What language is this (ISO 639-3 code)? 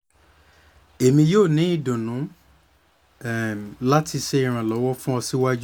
yor